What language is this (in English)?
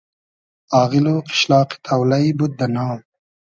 Hazaragi